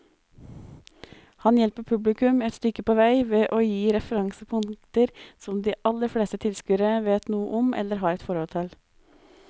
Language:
Norwegian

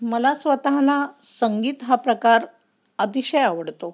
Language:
Marathi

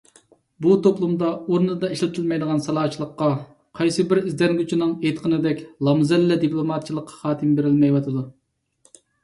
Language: Uyghur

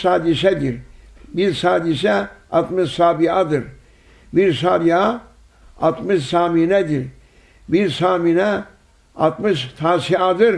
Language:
Turkish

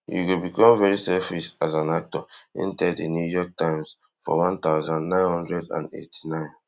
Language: Nigerian Pidgin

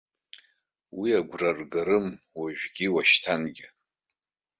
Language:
Abkhazian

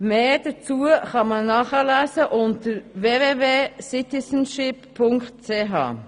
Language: Swiss German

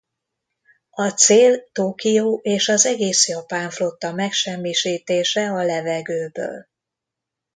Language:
Hungarian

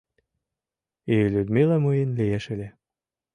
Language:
Mari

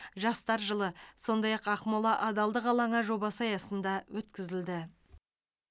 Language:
Kazakh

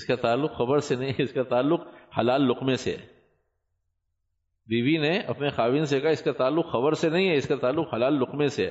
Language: Urdu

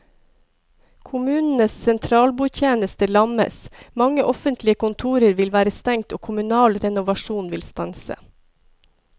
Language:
Norwegian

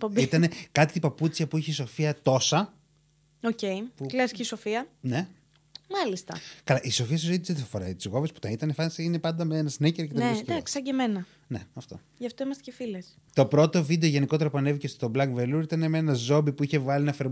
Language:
Greek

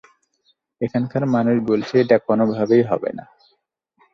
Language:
Bangla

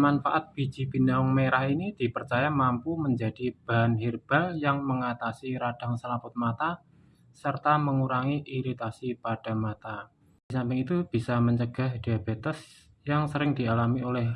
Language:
Indonesian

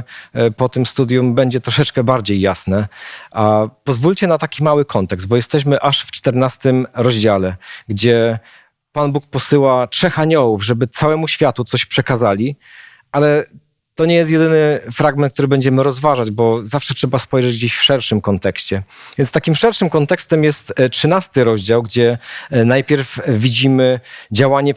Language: Polish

